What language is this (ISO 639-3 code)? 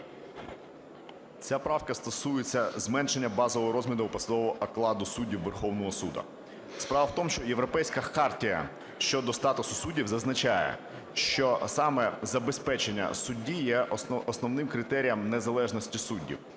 ukr